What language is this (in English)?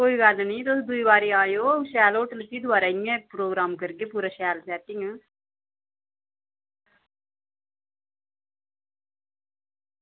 Dogri